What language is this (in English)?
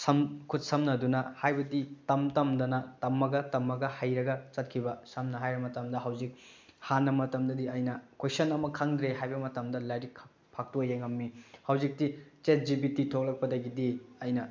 Manipuri